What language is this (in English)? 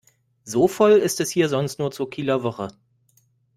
German